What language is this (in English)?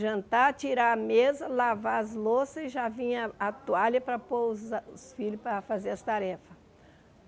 Portuguese